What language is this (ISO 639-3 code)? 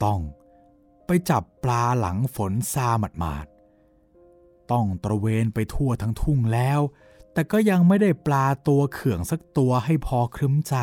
tha